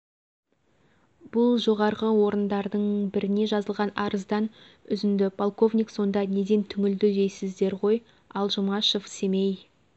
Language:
Kazakh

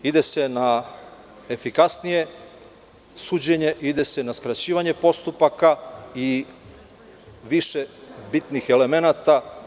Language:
Serbian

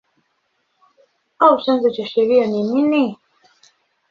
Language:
Swahili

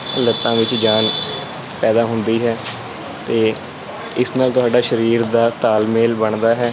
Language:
Punjabi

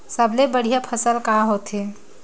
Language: Chhattisgarhi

